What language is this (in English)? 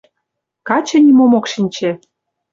Mari